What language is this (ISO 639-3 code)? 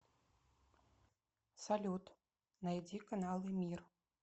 rus